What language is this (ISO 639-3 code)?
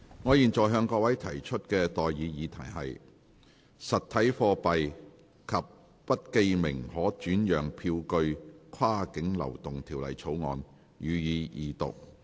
yue